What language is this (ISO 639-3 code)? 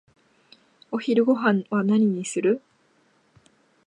jpn